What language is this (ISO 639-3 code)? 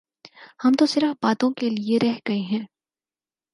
urd